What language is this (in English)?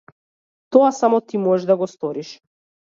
Macedonian